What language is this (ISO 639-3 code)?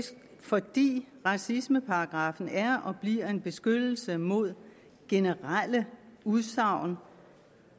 dan